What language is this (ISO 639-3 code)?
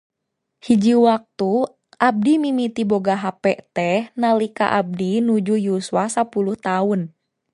sun